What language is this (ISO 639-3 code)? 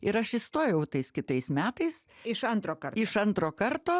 lit